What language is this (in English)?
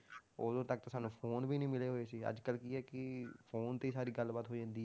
Punjabi